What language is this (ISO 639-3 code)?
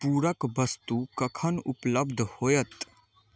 mai